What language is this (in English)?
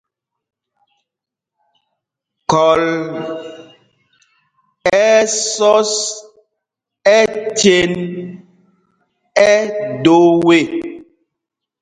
Mpumpong